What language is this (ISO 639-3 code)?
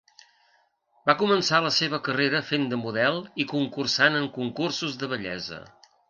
cat